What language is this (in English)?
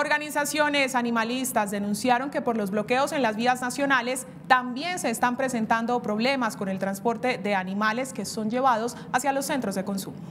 Spanish